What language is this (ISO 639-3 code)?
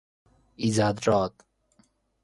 fas